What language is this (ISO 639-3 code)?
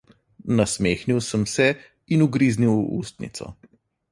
slv